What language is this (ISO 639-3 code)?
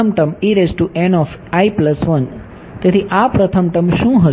guj